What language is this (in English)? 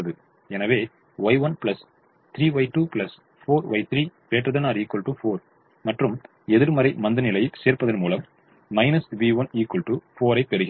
Tamil